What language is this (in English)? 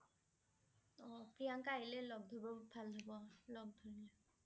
Assamese